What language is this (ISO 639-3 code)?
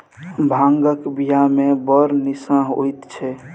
mai